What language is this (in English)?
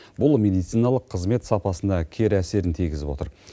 Kazakh